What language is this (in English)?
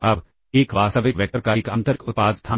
Hindi